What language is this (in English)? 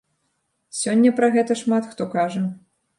Belarusian